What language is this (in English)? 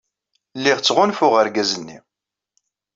Kabyle